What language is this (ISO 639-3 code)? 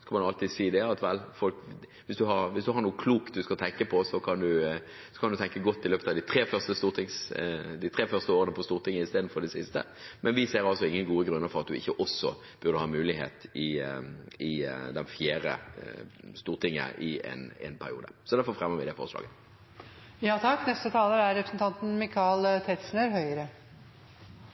nor